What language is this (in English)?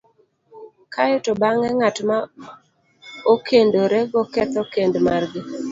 Luo (Kenya and Tanzania)